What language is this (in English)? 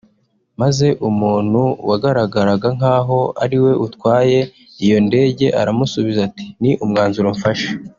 Kinyarwanda